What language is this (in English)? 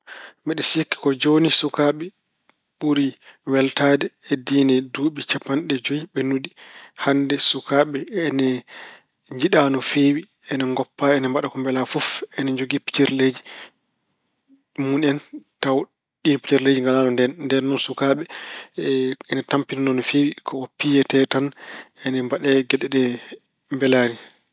Fula